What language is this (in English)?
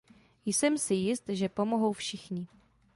Czech